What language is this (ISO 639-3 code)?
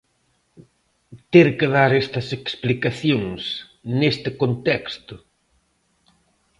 glg